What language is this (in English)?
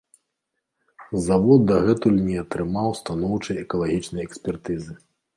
Belarusian